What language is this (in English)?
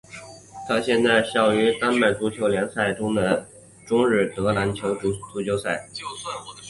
Chinese